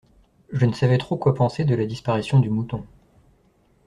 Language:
French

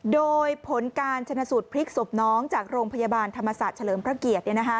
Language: Thai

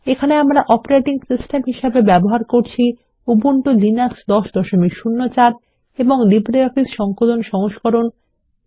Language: Bangla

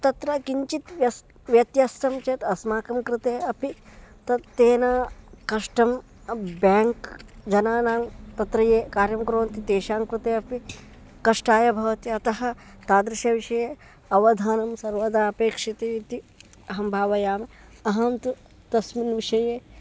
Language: Sanskrit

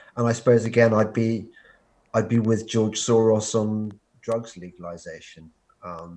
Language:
English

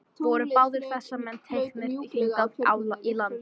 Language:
Icelandic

